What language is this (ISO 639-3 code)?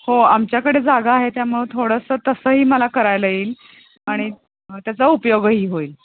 mar